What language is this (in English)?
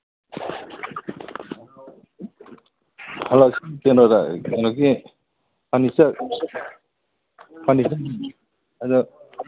Manipuri